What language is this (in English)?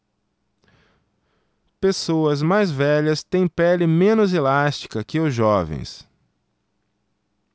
Portuguese